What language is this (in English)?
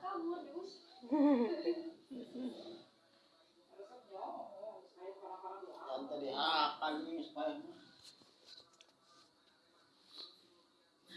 Indonesian